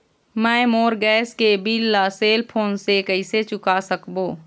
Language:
Chhattisgarhi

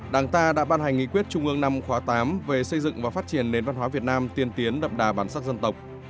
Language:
Vietnamese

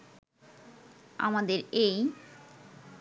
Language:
Bangla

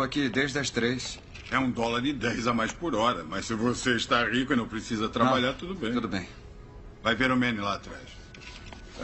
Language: Portuguese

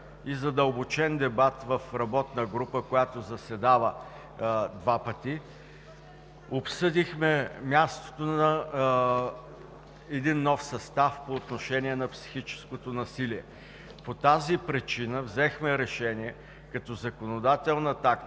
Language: Bulgarian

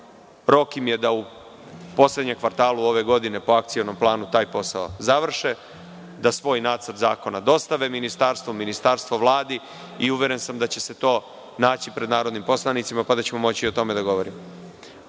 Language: Serbian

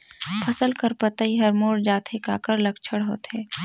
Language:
Chhattisgarhi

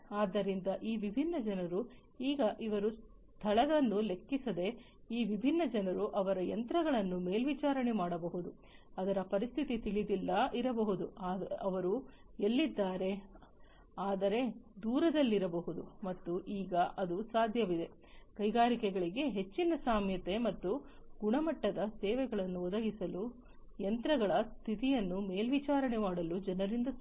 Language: Kannada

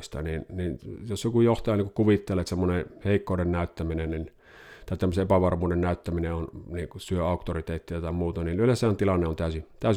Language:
Finnish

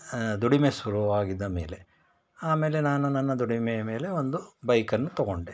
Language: Kannada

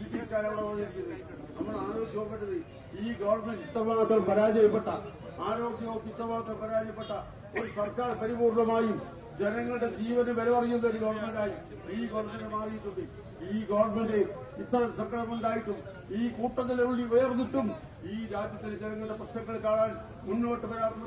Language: Malayalam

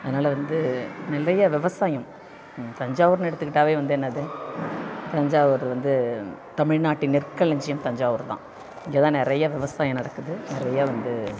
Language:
Tamil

